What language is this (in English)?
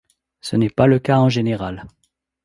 French